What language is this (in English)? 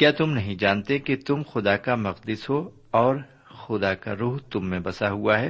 Urdu